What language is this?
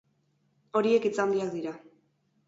Basque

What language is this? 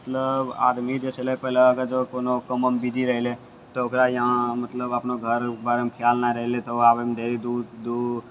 Maithili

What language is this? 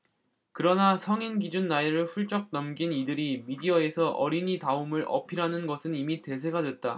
Korean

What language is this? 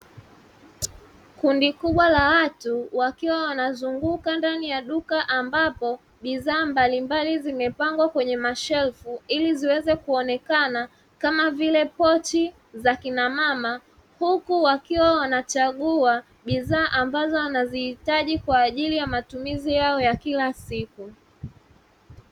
Swahili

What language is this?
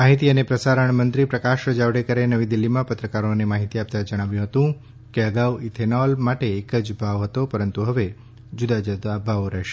Gujarati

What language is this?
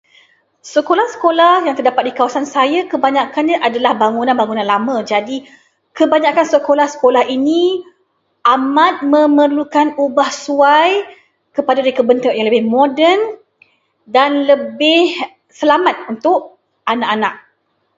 Malay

